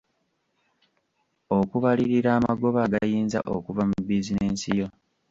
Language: Ganda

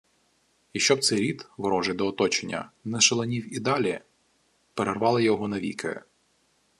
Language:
Ukrainian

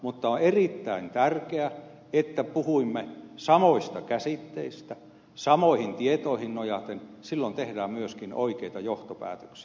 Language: Finnish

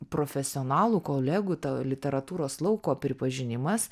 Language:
Lithuanian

